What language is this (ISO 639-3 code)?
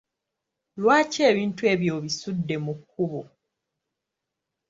lug